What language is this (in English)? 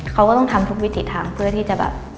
Thai